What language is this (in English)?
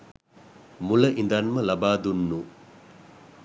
Sinhala